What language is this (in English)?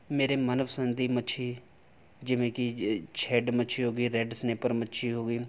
Punjabi